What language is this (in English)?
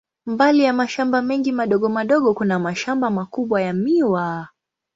Swahili